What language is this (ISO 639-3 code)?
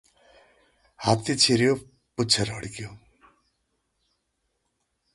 nep